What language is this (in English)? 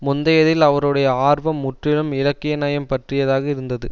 Tamil